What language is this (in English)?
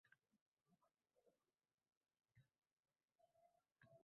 Uzbek